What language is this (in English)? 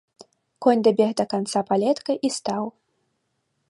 Belarusian